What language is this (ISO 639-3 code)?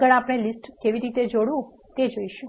guj